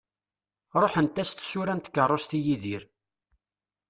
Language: Kabyle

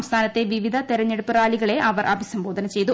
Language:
Malayalam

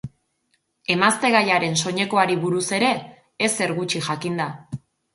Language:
Basque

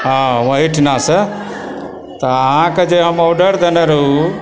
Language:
Maithili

